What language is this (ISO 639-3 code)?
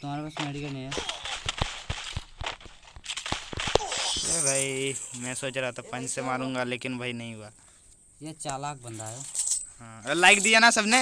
hin